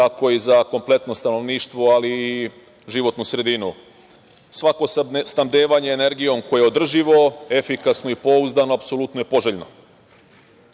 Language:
Serbian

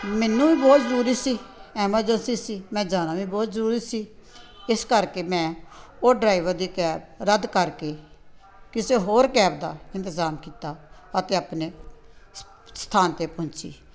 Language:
Punjabi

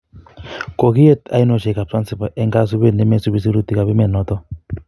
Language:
Kalenjin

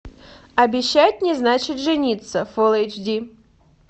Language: Russian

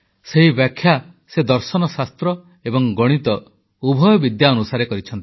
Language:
Odia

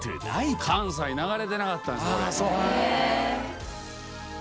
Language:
Japanese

